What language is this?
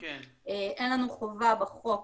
Hebrew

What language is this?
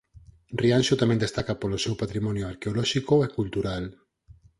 Galician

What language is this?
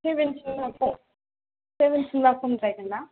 Bodo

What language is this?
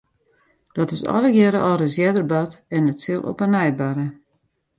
Western Frisian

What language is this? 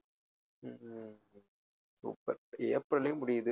Tamil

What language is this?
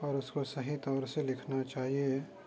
Urdu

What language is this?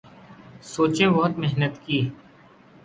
Urdu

